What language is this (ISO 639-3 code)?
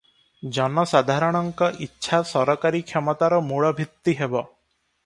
ori